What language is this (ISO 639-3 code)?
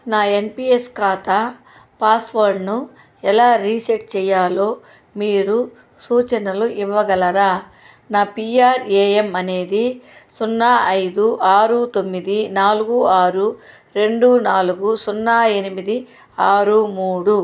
tel